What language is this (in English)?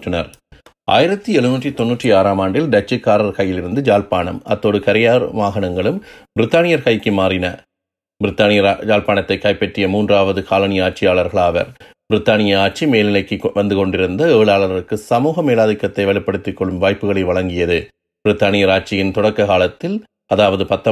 Tamil